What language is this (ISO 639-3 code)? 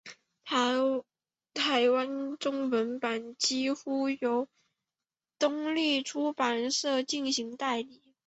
zho